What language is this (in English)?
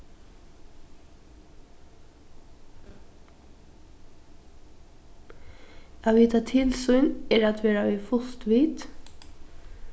Faroese